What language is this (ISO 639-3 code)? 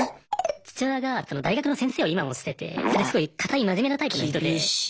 jpn